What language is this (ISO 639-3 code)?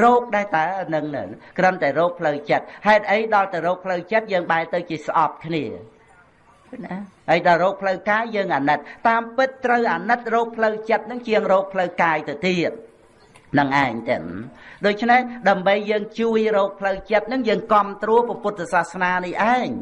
vie